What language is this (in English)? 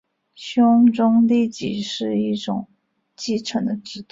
Chinese